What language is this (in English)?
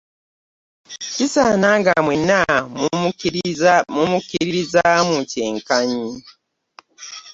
Ganda